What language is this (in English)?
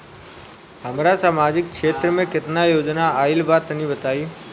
Bhojpuri